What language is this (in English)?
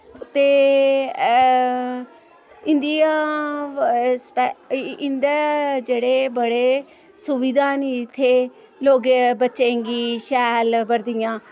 Dogri